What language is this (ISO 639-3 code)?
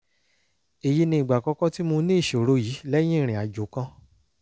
yor